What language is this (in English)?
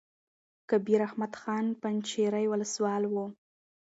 Pashto